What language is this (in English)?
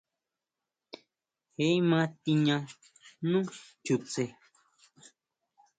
Huautla Mazatec